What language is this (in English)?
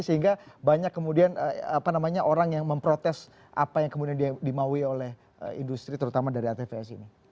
Indonesian